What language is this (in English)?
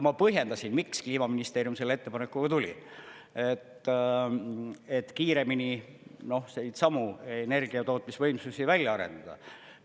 Estonian